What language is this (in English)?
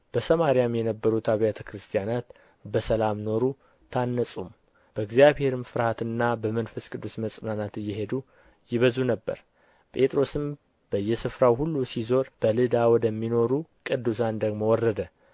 Amharic